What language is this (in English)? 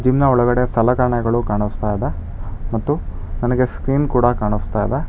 Kannada